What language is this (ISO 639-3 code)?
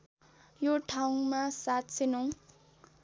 nep